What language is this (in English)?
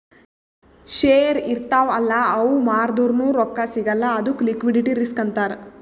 Kannada